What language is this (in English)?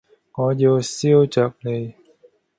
Cantonese